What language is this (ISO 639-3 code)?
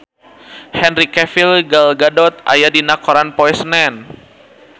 sun